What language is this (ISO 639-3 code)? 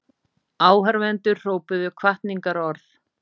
isl